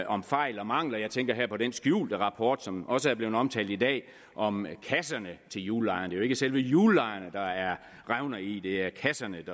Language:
Danish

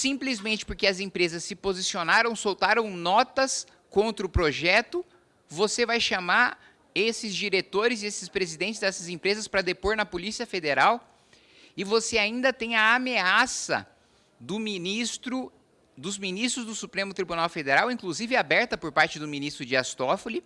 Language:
Portuguese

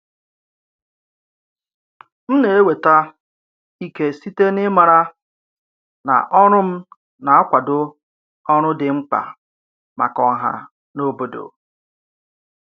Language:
Igbo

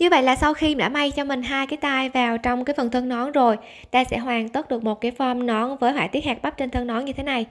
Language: Vietnamese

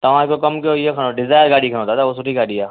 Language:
Sindhi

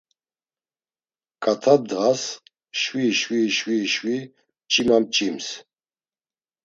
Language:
Laz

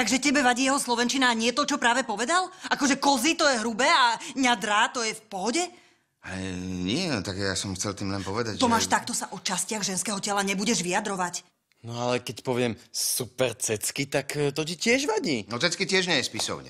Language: Czech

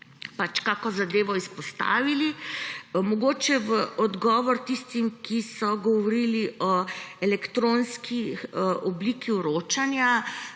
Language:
Slovenian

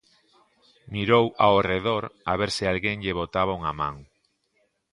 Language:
Galician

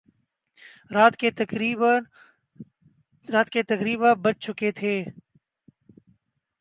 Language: Urdu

